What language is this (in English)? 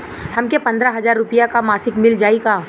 Bhojpuri